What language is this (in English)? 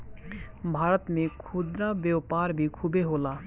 Bhojpuri